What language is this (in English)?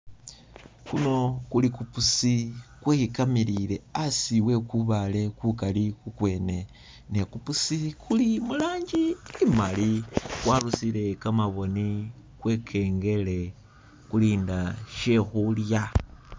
Masaaba